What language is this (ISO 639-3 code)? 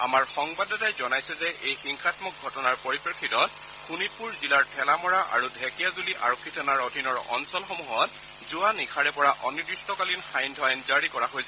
asm